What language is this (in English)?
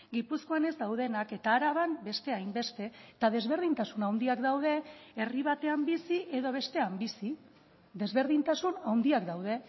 Basque